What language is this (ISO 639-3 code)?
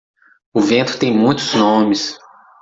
por